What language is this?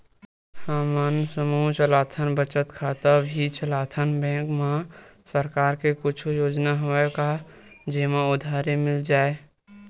Chhattisgarhi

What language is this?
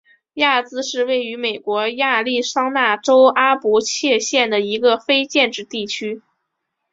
Chinese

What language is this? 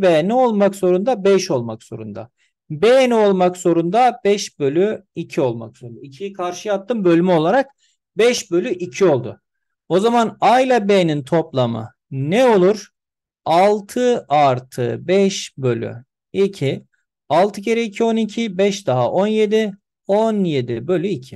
Turkish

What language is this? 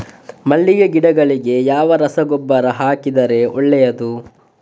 Kannada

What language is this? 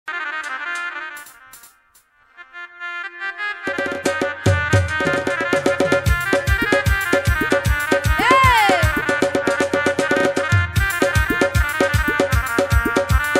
Arabic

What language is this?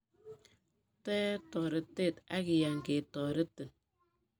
Kalenjin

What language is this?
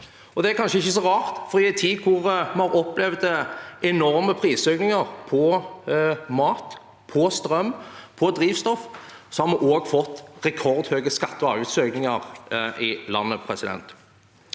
Norwegian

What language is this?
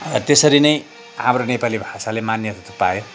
Nepali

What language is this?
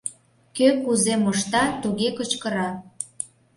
Mari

